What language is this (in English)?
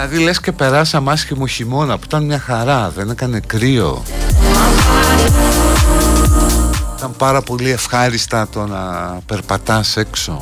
Greek